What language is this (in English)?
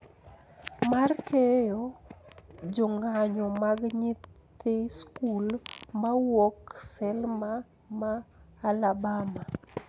Luo (Kenya and Tanzania)